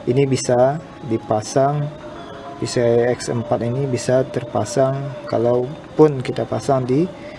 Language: Indonesian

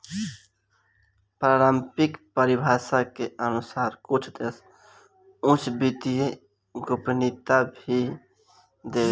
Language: Bhojpuri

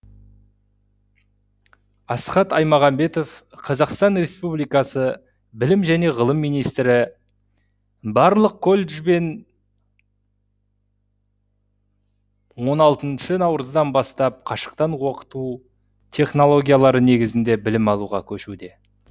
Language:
Kazakh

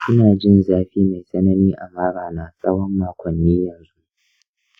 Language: Hausa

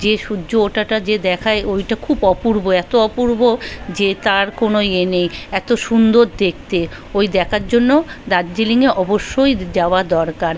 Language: Bangla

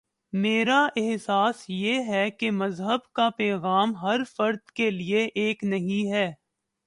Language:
Urdu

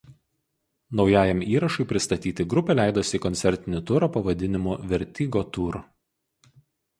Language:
Lithuanian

